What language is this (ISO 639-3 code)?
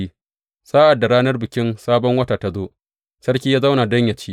hau